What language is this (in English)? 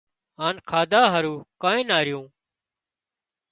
Wadiyara Koli